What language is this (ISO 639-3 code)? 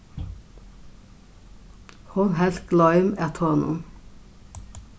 fao